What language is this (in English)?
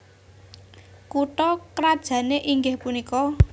Javanese